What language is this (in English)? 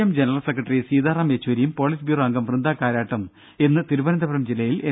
Malayalam